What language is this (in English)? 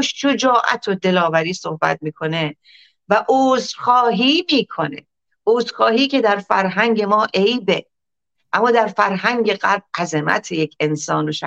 Persian